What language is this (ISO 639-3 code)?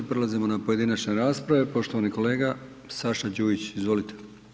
hrv